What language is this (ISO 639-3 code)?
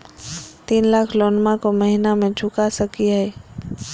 mag